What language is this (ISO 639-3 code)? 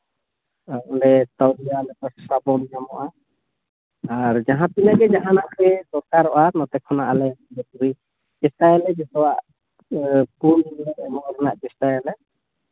sat